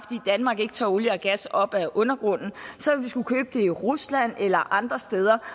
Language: Danish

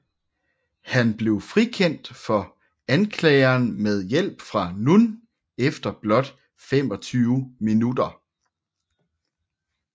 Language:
Danish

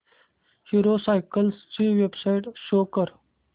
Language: Marathi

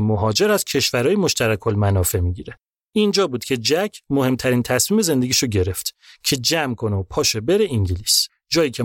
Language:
Persian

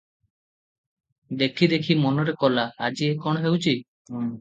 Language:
Odia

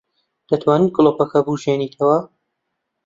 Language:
Central Kurdish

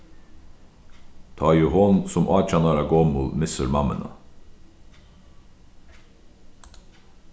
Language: Faroese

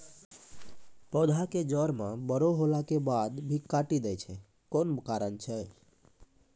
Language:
Maithili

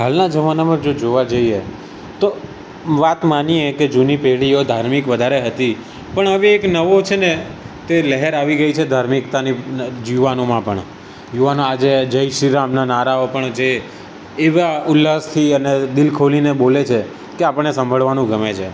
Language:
Gujarati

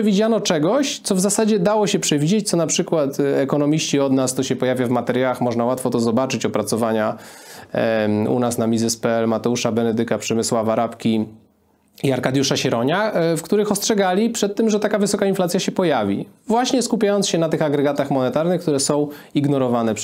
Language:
Polish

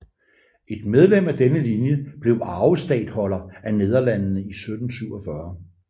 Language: Danish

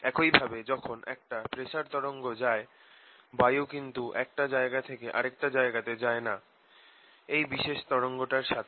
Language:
Bangla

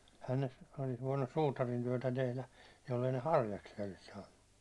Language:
Finnish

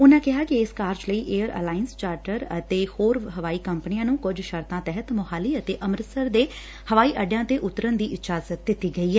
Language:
Punjabi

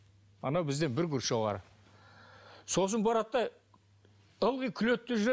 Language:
Kazakh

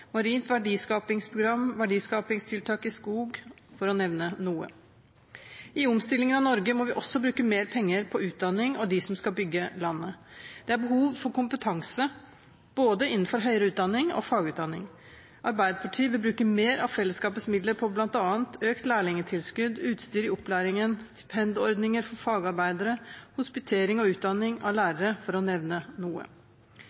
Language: Norwegian Bokmål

